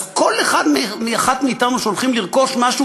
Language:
Hebrew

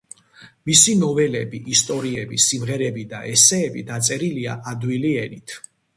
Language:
Georgian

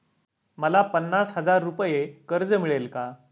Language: Marathi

